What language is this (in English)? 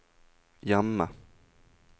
Norwegian